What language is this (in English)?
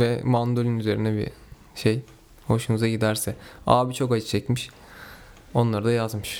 Turkish